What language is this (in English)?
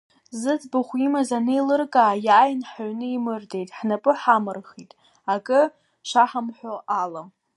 Abkhazian